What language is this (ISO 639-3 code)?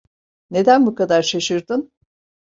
tur